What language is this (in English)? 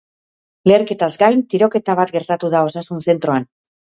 Basque